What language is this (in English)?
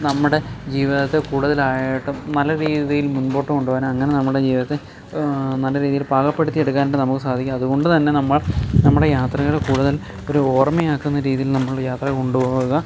Malayalam